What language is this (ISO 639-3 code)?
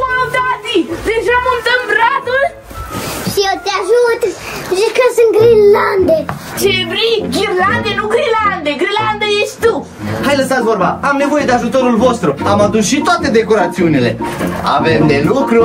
ron